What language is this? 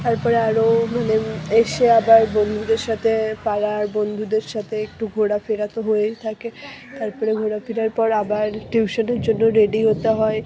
Bangla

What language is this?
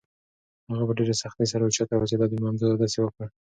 Pashto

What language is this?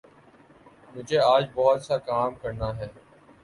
Urdu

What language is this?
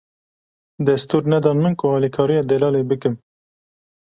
Kurdish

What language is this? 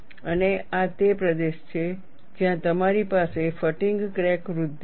Gujarati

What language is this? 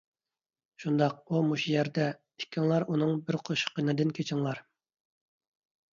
Uyghur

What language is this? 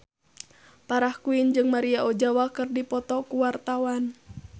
Sundanese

